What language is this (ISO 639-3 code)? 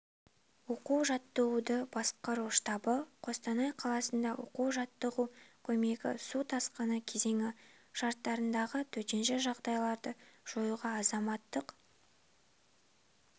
kaz